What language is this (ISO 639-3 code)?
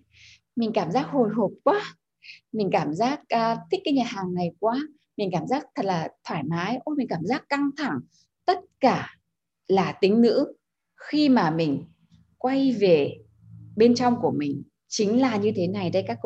vie